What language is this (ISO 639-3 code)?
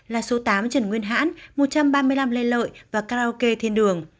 vie